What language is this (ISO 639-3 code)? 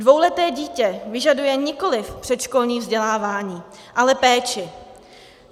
ces